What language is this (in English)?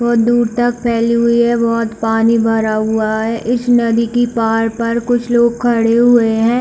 Hindi